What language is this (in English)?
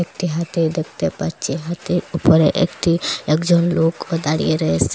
Bangla